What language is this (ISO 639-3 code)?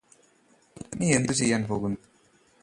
mal